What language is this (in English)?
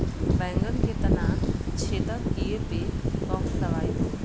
Bhojpuri